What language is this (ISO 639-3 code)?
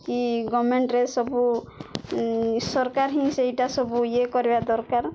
ori